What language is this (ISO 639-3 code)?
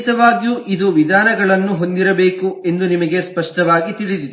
kan